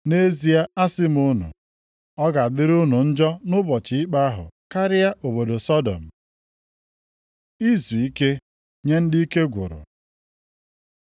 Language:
Igbo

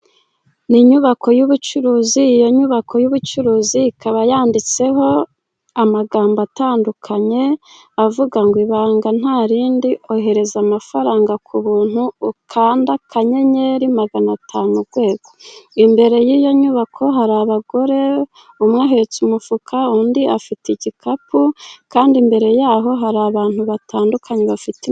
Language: Kinyarwanda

